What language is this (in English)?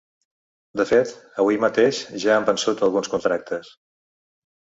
Catalan